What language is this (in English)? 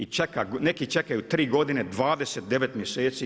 Croatian